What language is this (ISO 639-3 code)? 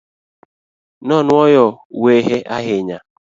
luo